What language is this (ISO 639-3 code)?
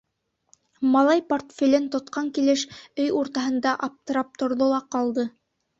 bak